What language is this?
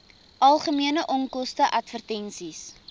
Afrikaans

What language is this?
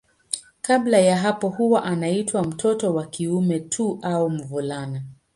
Swahili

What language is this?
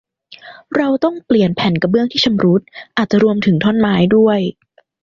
Thai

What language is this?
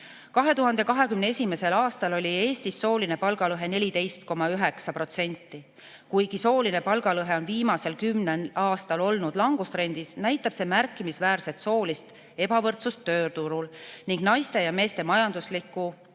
Estonian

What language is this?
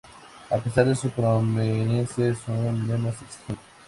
Spanish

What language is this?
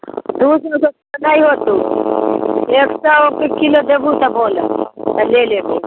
Maithili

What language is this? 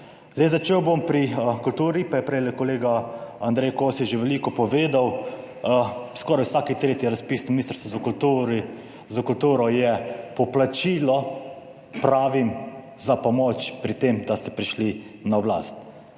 Slovenian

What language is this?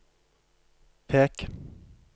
Norwegian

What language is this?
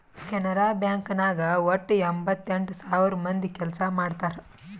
Kannada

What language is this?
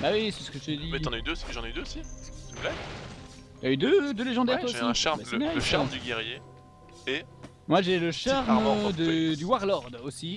French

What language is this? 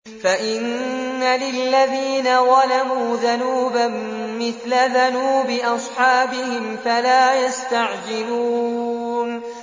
Arabic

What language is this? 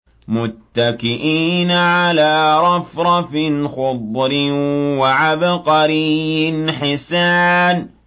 Arabic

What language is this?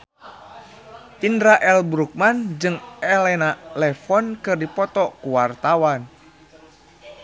Sundanese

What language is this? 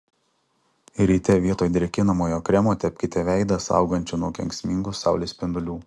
Lithuanian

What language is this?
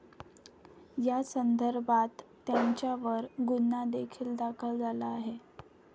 Marathi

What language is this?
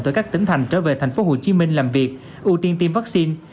Vietnamese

